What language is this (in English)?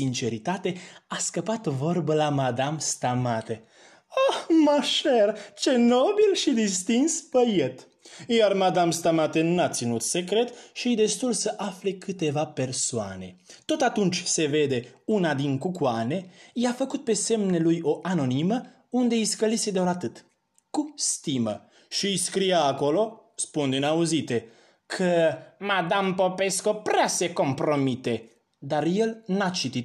Romanian